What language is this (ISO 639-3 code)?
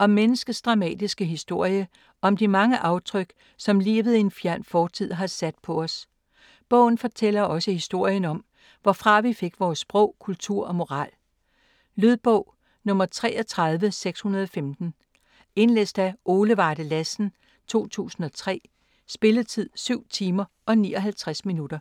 dan